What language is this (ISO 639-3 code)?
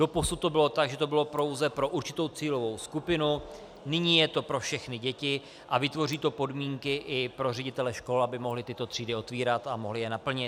ces